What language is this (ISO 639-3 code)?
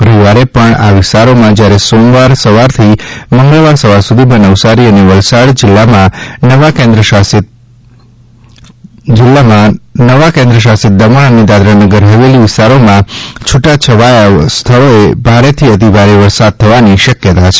guj